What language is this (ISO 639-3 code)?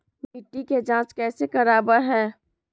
mag